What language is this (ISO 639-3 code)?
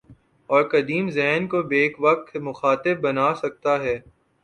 urd